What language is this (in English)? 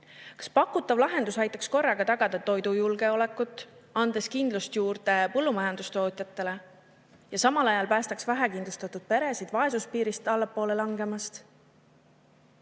Estonian